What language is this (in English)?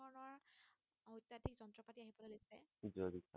Assamese